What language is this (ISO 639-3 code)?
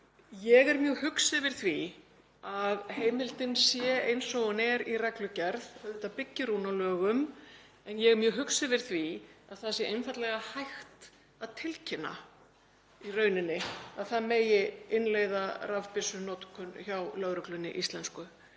isl